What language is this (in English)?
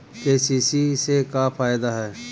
Bhojpuri